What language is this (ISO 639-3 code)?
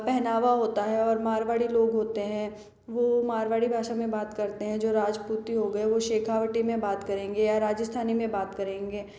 hin